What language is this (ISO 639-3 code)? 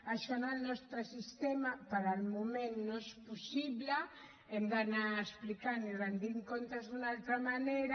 cat